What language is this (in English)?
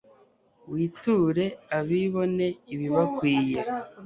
Kinyarwanda